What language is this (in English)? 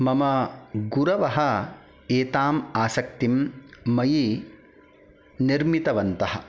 Sanskrit